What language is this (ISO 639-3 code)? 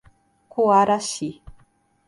por